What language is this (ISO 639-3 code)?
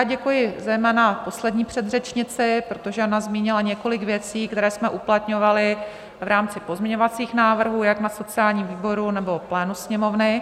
ces